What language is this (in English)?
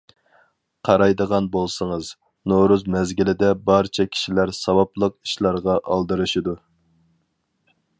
Uyghur